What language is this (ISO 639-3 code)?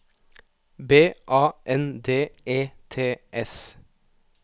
nor